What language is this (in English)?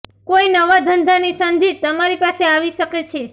Gujarati